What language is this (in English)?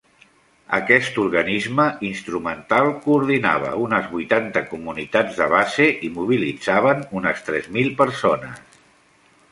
Catalan